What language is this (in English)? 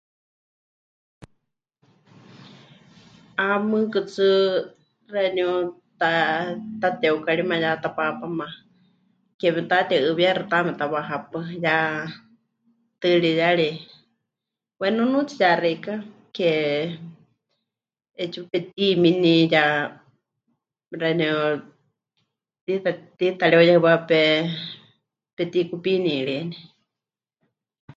Huichol